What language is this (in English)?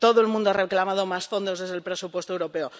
Spanish